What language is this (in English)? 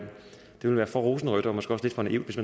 Danish